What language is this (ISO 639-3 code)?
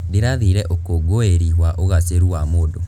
kik